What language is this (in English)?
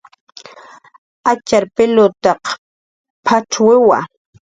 Jaqaru